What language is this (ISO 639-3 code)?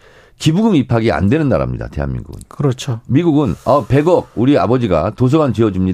kor